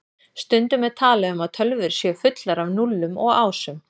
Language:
Icelandic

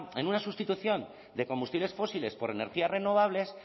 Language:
Spanish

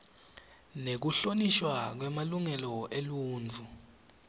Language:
Swati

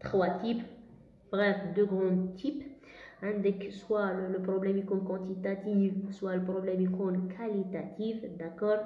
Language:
French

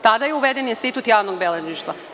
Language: Serbian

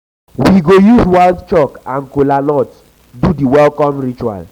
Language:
Nigerian Pidgin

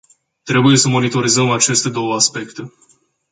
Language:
Romanian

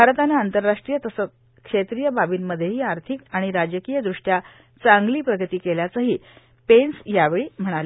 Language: Marathi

